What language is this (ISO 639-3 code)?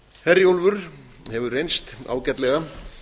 isl